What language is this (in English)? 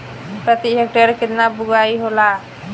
Bhojpuri